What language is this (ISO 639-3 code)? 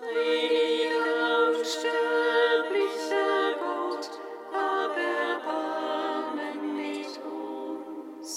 deu